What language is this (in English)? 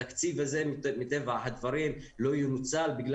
Hebrew